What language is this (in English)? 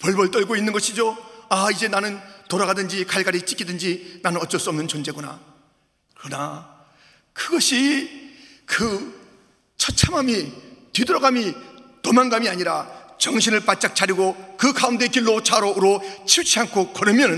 Korean